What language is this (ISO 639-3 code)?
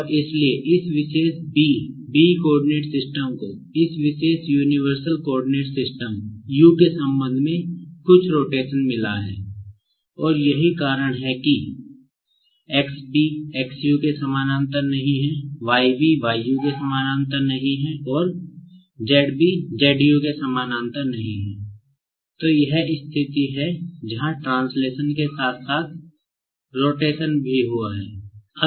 hin